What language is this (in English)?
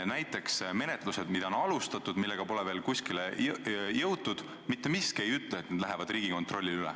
Estonian